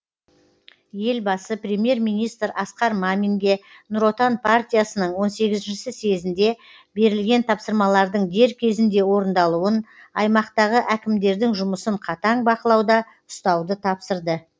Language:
Kazakh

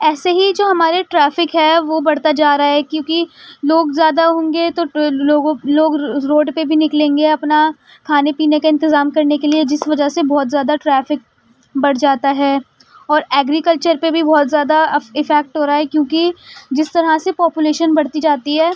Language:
Urdu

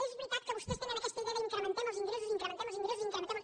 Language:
Catalan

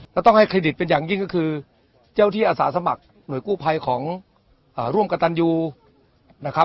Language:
Thai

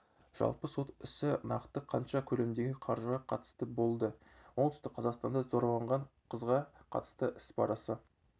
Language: Kazakh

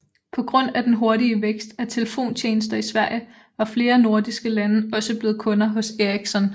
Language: Danish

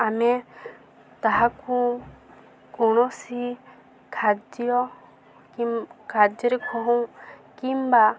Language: Odia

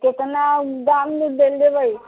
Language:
Maithili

